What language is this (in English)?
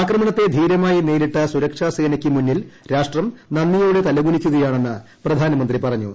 Malayalam